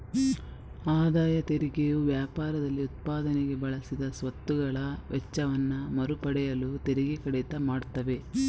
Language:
Kannada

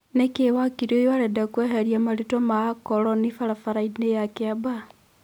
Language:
Kikuyu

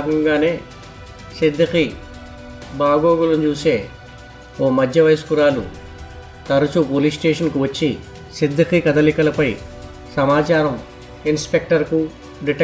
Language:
Telugu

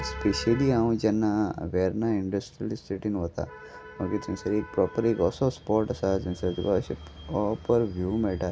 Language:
Konkani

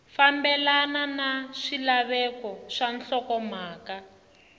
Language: Tsonga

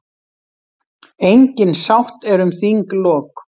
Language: Icelandic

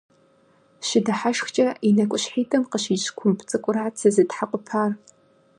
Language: Kabardian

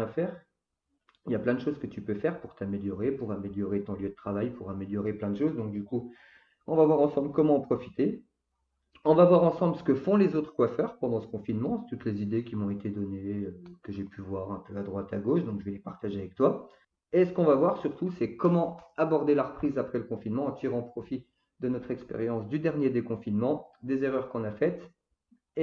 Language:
French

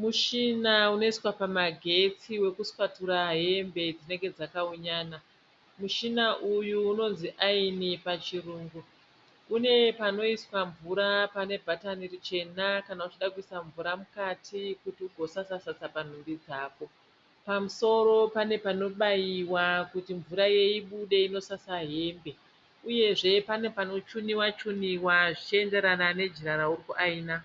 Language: Shona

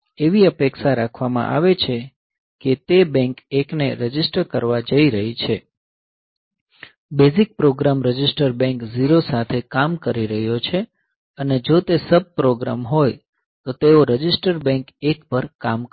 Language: Gujarati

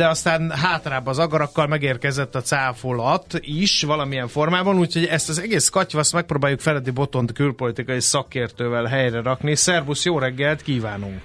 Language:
Hungarian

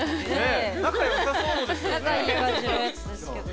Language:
Japanese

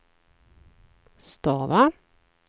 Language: Swedish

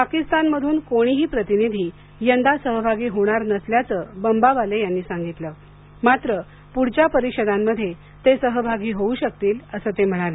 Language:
Marathi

